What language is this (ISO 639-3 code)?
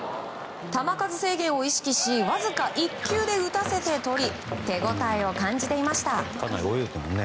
jpn